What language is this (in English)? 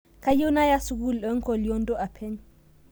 Masai